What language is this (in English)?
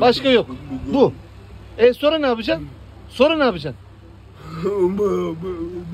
Turkish